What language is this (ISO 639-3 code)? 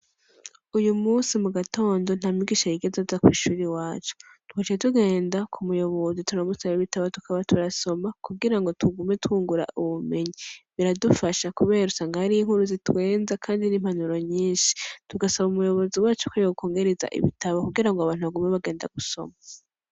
run